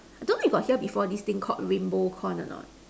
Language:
English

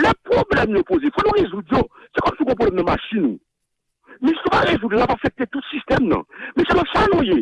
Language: French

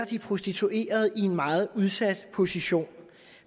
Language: Danish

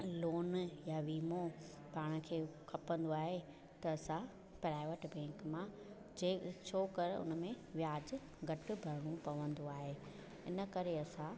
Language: Sindhi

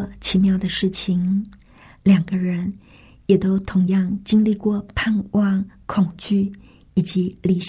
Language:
Chinese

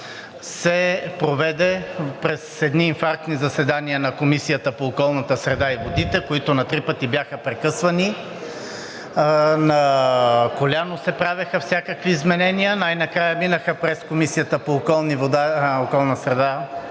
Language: Bulgarian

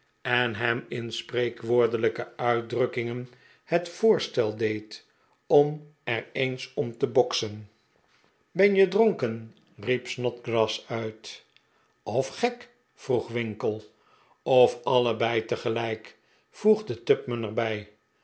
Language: Dutch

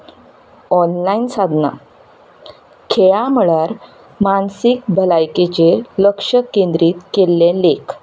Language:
Konkani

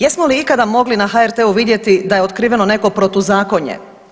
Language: Croatian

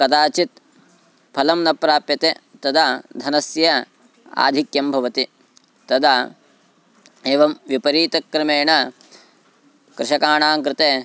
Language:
Sanskrit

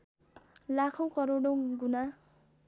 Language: Nepali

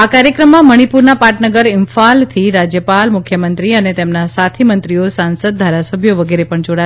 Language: Gujarati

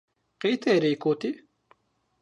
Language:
Zaza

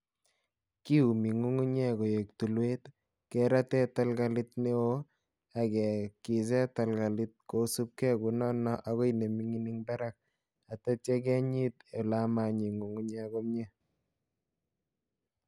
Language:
Kalenjin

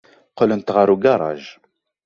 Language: Kabyle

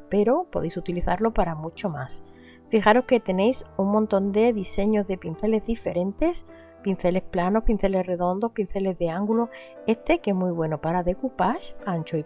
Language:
Spanish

